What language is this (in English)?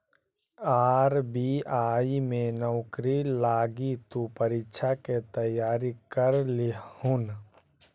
Magahi